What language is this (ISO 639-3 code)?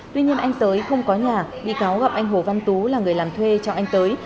vie